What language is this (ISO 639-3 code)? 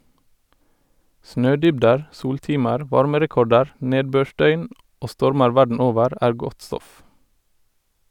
nor